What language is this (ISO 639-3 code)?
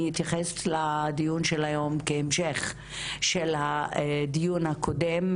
heb